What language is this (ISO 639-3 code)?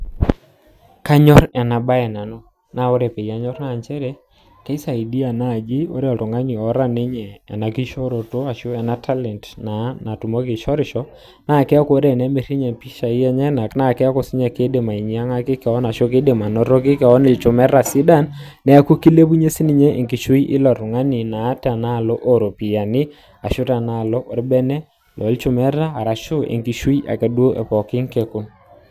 mas